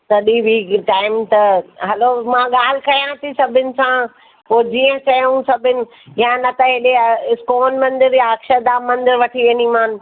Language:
Sindhi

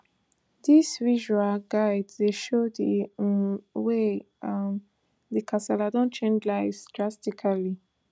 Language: Nigerian Pidgin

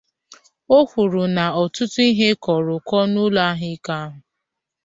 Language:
Igbo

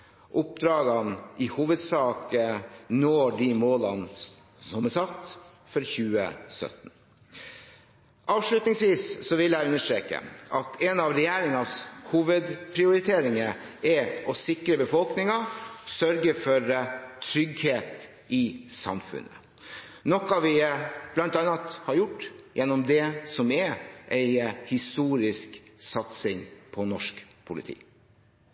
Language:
Norwegian Bokmål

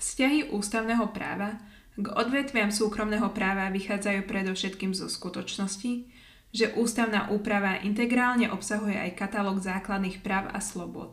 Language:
Slovak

